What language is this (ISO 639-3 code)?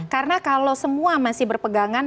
ind